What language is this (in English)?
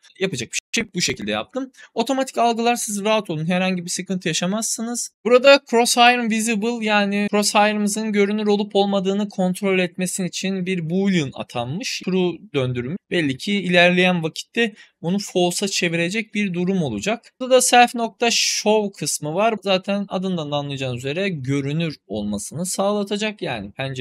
Turkish